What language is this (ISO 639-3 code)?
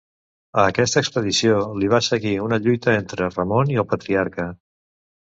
cat